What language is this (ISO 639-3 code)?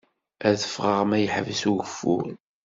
kab